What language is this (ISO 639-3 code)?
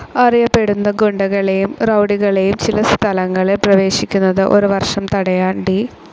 mal